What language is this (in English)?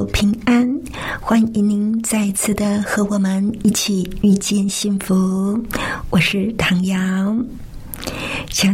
Chinese